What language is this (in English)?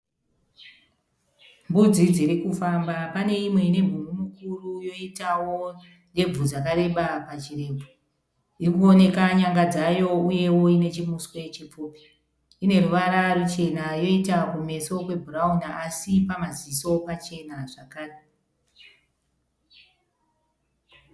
Shona